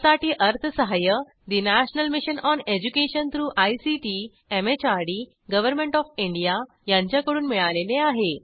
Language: Marathi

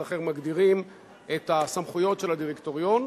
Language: Hebrew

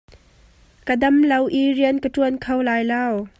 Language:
Hakha Chin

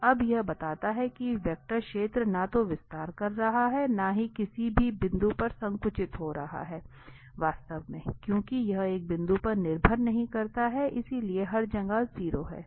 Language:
Hindi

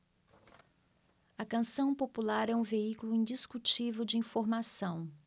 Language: Portuguese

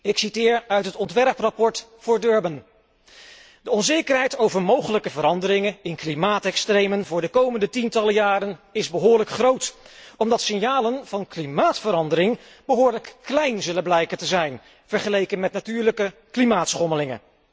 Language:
Dutch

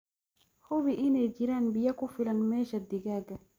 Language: Somali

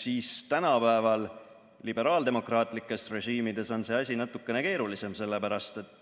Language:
Estonian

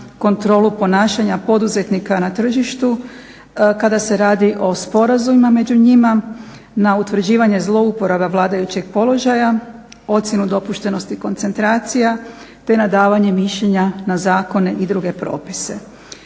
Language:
Croatian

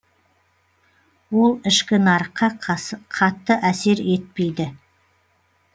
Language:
Kazakh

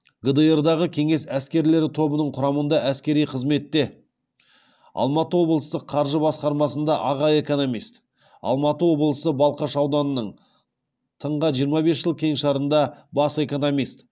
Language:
Kazakh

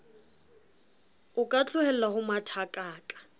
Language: Southern Sotho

